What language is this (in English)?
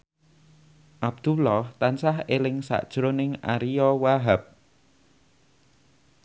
Javanese